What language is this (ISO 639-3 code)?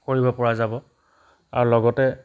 asm